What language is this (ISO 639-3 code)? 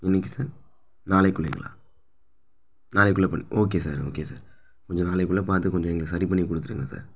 tam